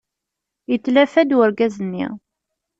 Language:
Kabyle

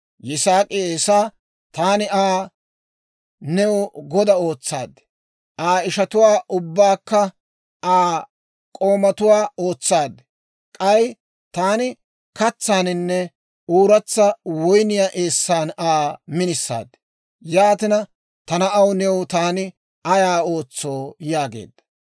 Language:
Dawro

